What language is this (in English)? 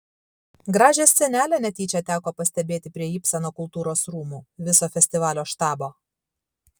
Lithuanian